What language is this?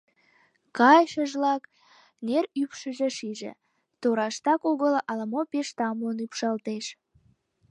Mari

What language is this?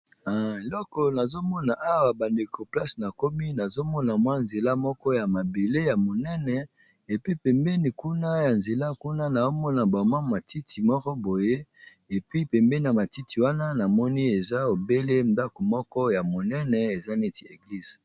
Lingala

